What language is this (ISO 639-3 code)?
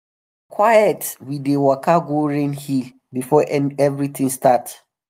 pcm